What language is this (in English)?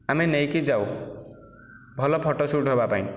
Odia